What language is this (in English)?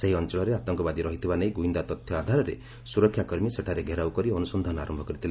Odia